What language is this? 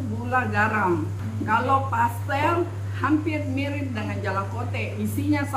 Indonesian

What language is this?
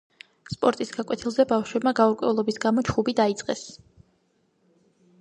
Georgian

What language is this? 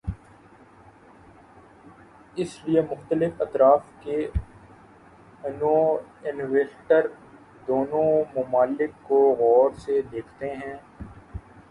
Urdu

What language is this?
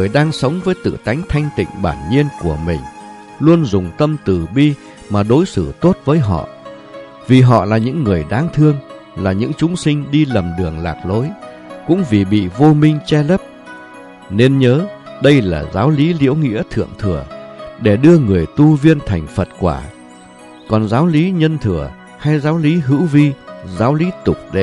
Vietnamese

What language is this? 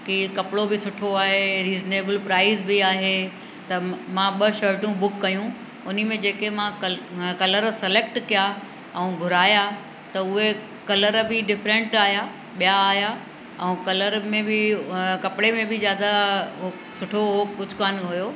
Sindhi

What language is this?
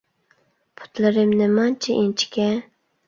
Uyghur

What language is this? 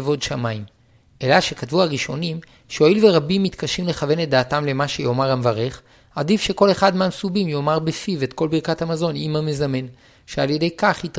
Hebrew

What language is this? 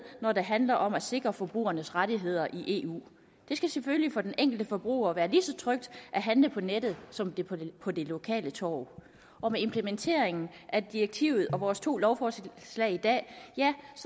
Danish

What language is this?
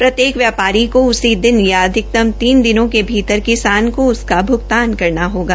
Hindi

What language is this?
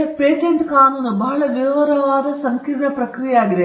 Kannada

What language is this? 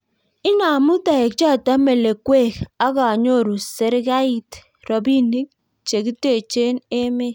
Kalenjin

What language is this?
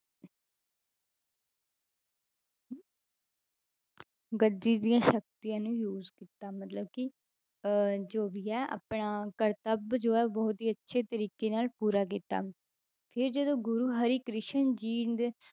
Punjabi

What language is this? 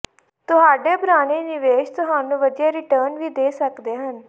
Punjabi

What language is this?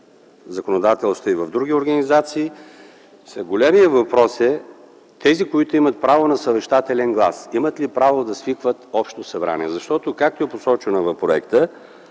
Bulgarian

